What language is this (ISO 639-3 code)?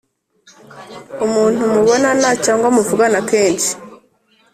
kin